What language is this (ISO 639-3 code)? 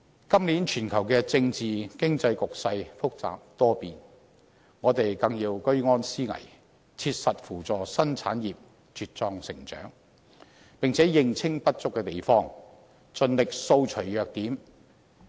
yue